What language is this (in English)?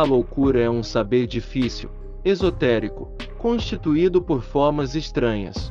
Portuguese